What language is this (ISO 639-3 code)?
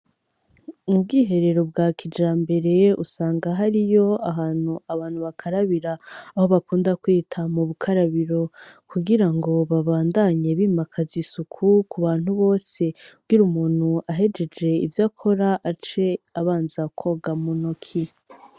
run